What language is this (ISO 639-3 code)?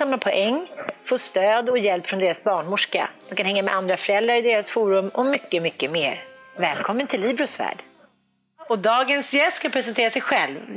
swe